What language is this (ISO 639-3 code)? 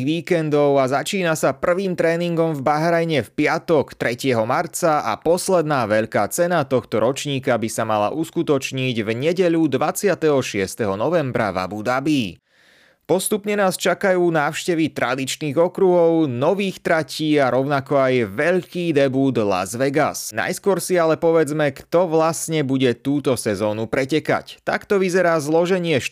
slk